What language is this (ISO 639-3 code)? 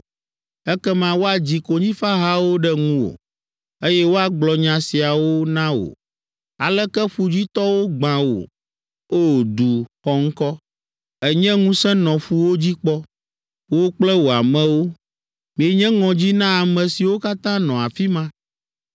ewe